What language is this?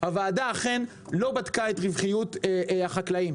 Hebrew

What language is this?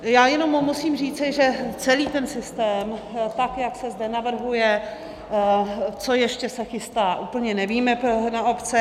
Czech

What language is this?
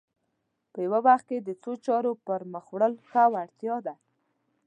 Pashto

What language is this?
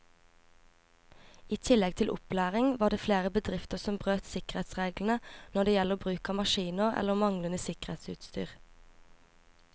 Norwegian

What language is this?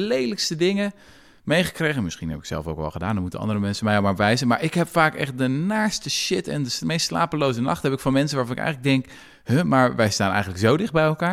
Dutch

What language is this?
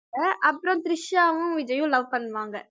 Tamil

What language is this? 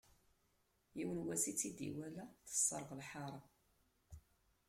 Kabyle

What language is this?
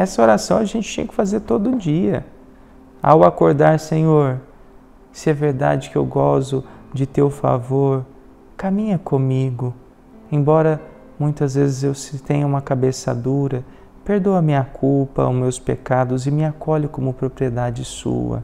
Portuguese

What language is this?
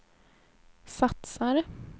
Swedish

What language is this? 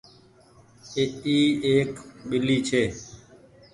Goaria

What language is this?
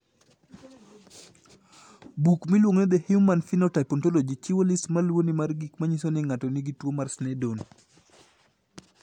Luo (Kenya and Tanzania)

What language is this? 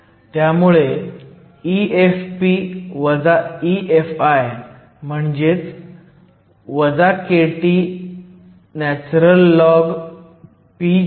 Marathi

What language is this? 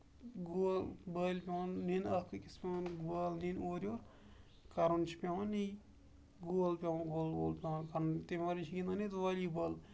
Kashmiri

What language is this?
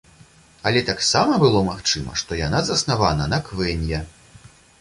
Belarusian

